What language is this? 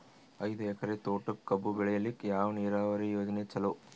Kannada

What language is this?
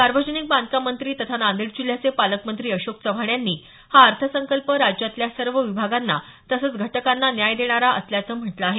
Marathi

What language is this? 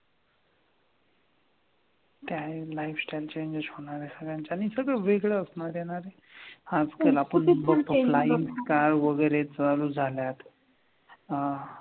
Marathi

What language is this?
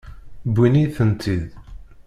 Kabyle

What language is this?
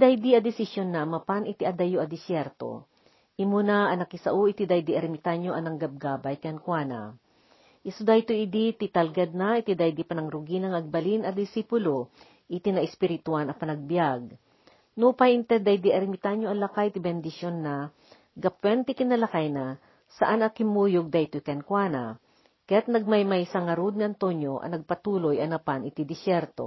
Filipino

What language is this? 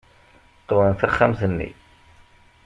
Kabyle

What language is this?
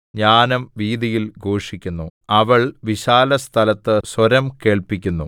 Malayalam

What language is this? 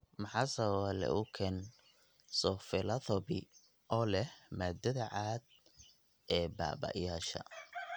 Somali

